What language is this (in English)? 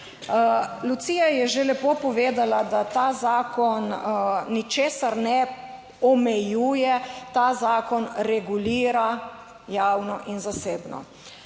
Slovenian